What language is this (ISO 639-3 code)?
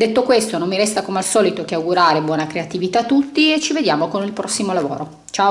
ita